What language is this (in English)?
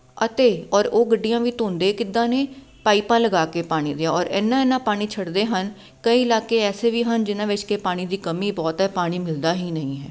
Punjabi